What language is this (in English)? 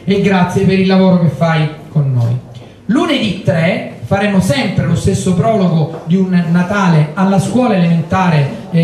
Italian